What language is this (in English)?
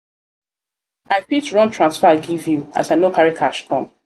Nigerian Pidgin